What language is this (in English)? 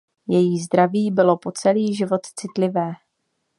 Czech